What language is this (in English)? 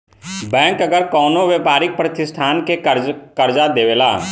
Bhojpuri